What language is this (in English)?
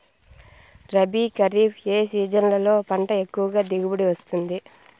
Telugu